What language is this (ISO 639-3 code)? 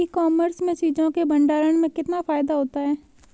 hin